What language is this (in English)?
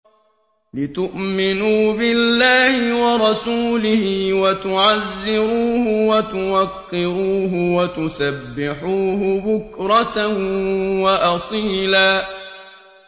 Arabic